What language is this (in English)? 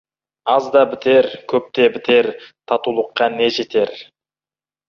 Kazakh